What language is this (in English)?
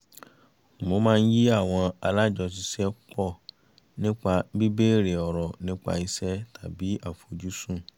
Yoruba